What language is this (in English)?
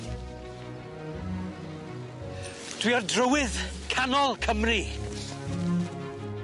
Welsh